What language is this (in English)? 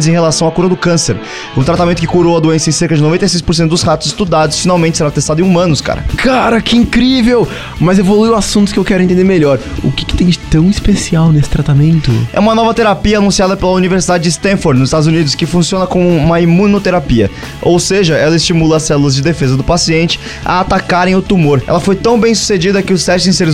Portuguese